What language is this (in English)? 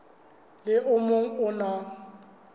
Southern Sotho